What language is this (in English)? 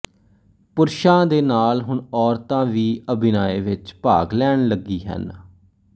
Punjabi